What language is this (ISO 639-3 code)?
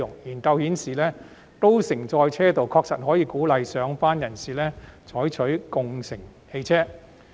yue